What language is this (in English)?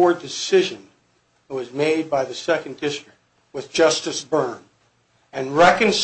English